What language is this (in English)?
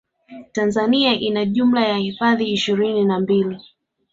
Swahili